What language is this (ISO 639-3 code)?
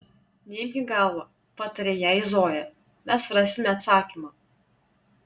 lit